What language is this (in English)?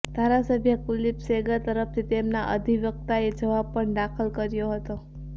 Gujarati